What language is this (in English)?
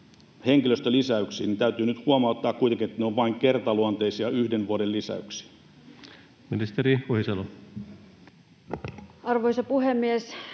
Finnish